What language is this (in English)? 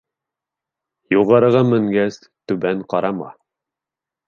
Bashkir